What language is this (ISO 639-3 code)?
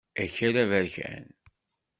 kab